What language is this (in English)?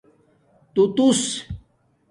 Domaaki